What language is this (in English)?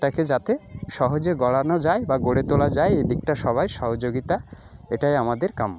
Bangla